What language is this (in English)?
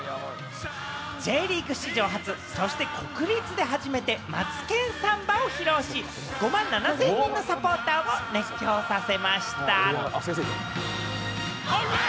Japanese